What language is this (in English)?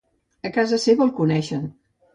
Catalan